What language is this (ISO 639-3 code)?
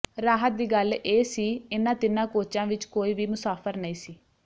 pan